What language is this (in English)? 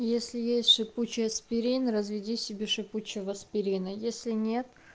Russian